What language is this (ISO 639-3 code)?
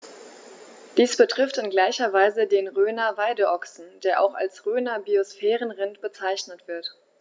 deu